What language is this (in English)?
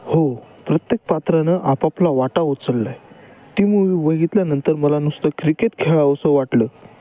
Marathi